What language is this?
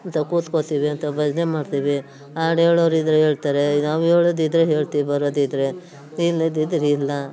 Kannada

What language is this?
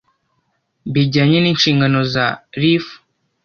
Kinyarwanda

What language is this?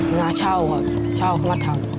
Thai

